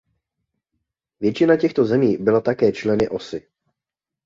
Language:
Czech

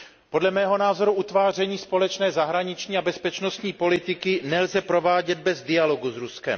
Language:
Czech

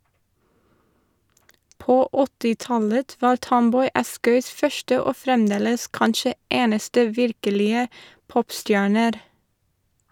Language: Norwegian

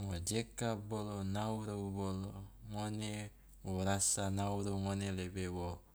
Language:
Loloda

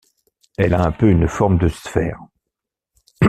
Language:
French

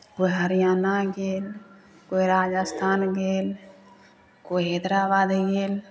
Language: Maithili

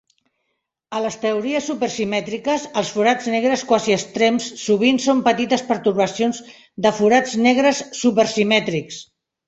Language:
Catalan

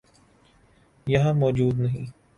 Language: Urdu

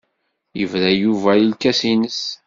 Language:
Kabyle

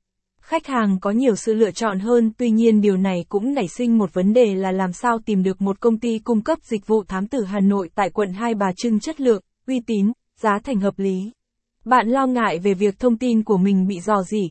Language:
Vietnamese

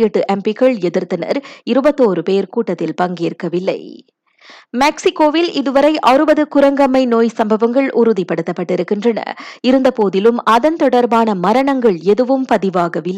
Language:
Tamil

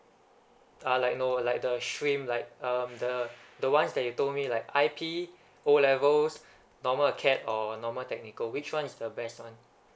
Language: English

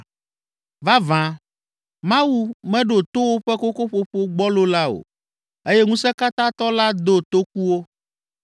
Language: Ewe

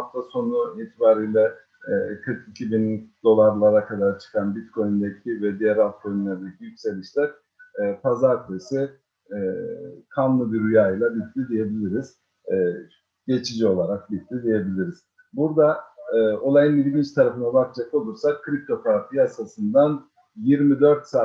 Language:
Turkish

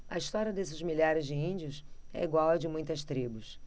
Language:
Portuguese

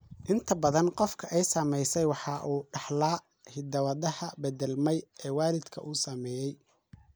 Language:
Somali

